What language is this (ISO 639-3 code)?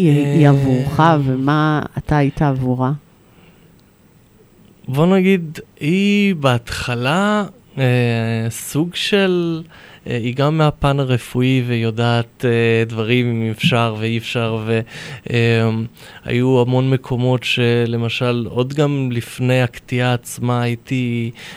heb